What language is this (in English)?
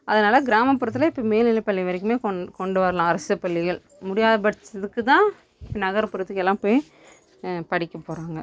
Tamil